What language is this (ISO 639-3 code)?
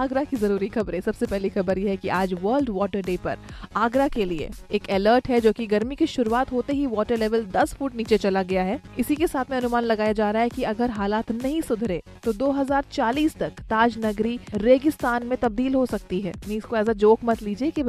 hin